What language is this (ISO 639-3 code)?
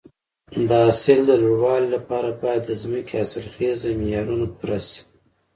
pus